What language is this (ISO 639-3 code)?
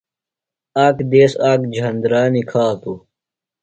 phl